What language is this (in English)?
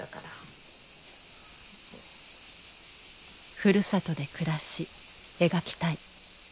Japanese